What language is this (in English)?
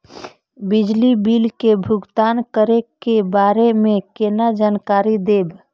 Maithili